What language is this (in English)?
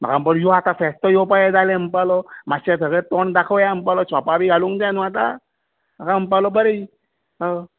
Konkani